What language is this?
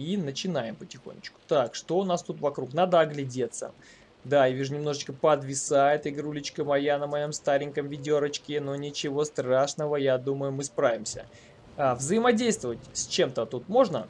Russian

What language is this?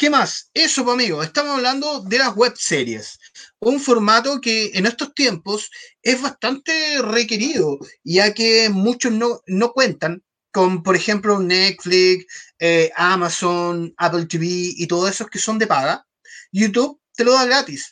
Spanish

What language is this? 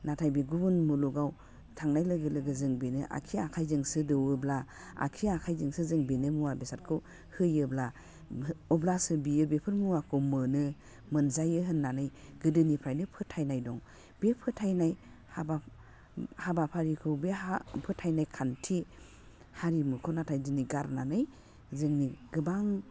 Bodo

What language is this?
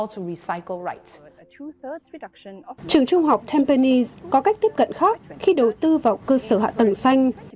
Vietnamese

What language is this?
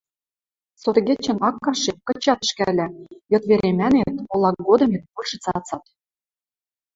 Western Mari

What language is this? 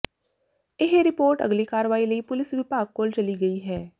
Punjabi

